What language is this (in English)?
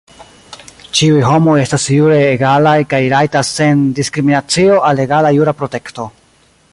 Esperanto